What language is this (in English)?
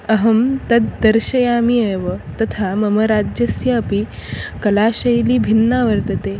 Sanskrit